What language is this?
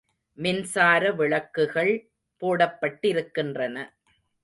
Tamil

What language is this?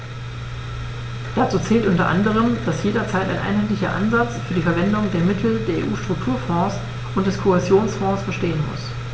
German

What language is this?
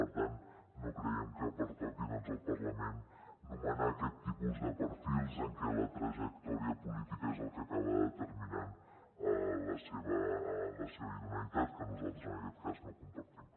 Catalan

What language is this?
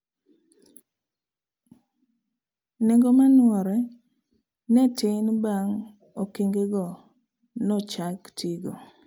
Luo (Kenya and Tanzania)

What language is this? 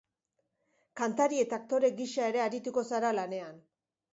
Basque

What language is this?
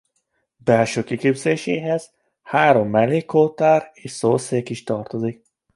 Hungarian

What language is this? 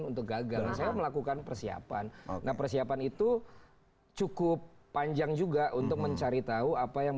Indonesian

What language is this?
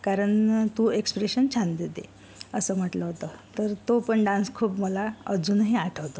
Marathi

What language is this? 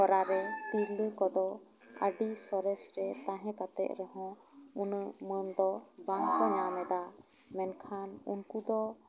Santali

